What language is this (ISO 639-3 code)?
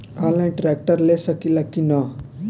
bho